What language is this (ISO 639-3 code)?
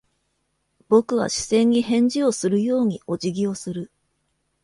jpn